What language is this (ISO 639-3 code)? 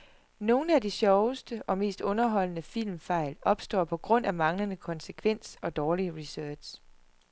dan